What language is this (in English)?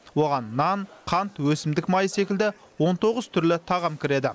Kazakh